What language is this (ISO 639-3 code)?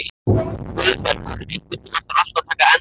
isl